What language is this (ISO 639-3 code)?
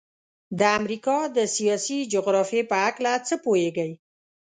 pus